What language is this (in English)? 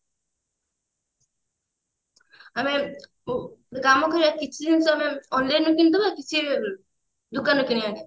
Odia